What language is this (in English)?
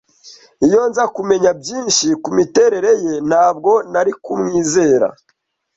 Kinyarwanda